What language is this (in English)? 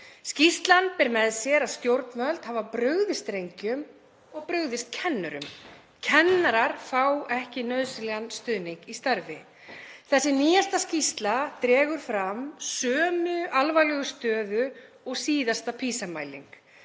Icelandic